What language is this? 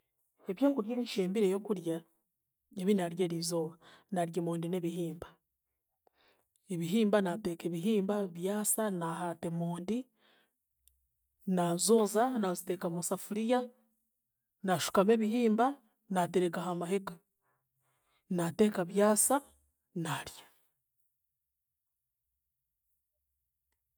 Chiga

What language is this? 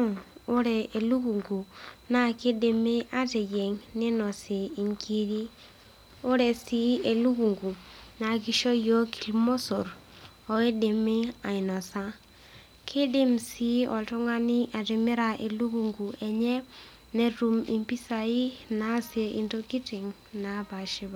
Masai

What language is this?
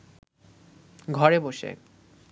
Bangla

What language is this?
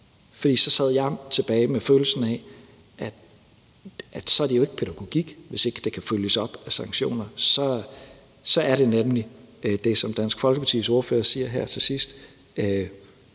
Danish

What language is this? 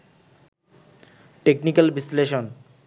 Bangla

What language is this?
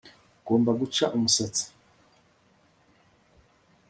Kinyarwanda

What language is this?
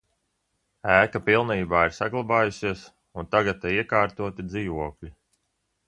Latvian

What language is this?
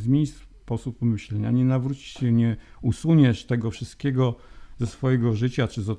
Polish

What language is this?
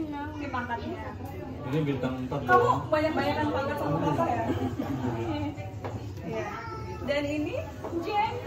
Indonesian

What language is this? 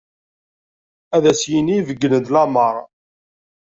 Kabyle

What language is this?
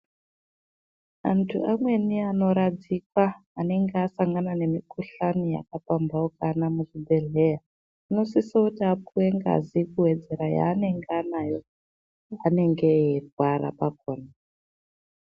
Ndau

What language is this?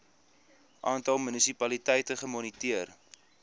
Afrikaans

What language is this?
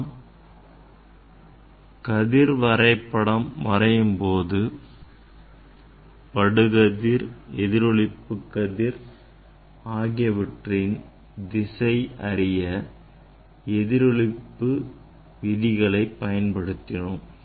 Tamil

